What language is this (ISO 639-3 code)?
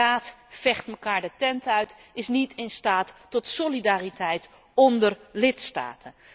nld